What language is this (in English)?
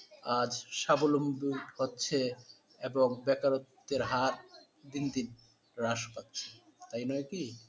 Bangla